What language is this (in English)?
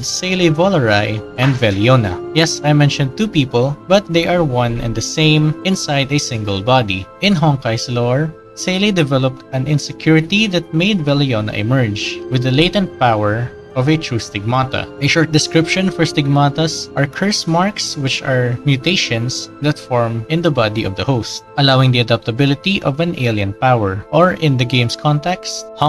English